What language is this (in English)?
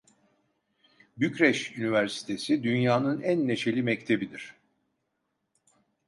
Turkish